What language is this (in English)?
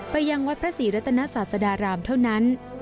Thai